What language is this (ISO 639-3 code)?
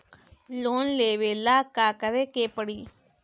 bho